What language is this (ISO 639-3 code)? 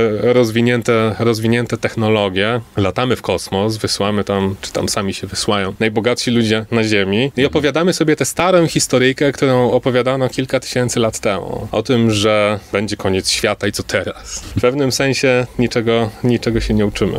pol